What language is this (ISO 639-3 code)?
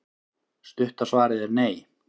isl